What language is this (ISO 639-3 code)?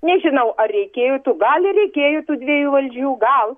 lit